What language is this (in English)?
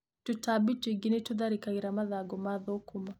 Kikuyu